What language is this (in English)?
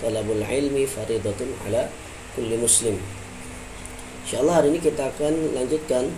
Malay